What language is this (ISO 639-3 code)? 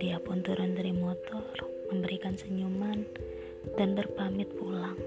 ind